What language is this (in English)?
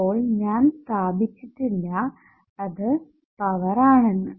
Malayalam